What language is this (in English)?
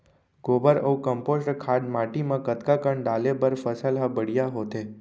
Chhattisgarhi